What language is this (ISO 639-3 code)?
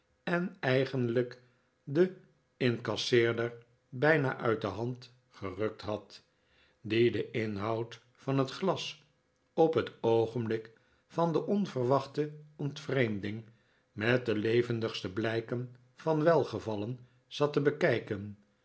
nld